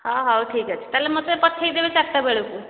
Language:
Odia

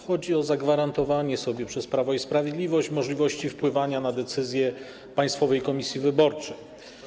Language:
Polish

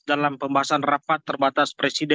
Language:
Indonesian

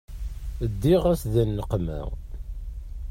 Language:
Kabyle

